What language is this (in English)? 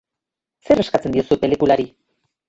Basque